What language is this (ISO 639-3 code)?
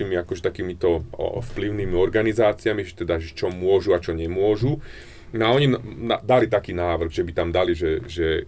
slk